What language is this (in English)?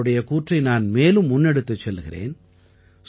Tamil